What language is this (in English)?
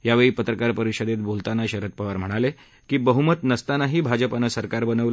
Marathi